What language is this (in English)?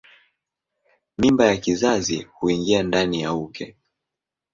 Swahili